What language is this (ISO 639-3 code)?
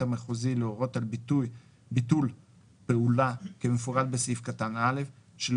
heb